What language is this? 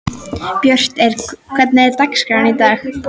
Icelandic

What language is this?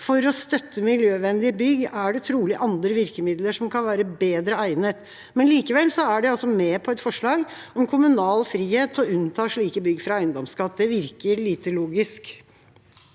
Norwegian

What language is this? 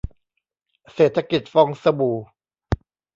Thai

